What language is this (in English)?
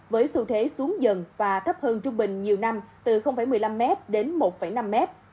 Vietnamese